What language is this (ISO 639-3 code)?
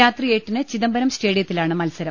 mal